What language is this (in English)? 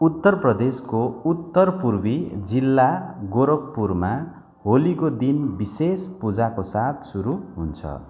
Nepali